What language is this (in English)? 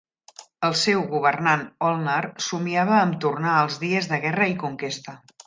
Catalan